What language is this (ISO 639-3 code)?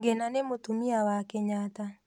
kik